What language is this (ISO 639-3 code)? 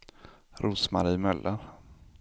swe